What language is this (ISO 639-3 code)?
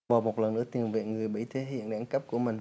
vie